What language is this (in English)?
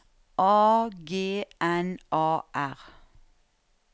Norwegian